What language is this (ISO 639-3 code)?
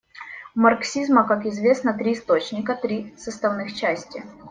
rus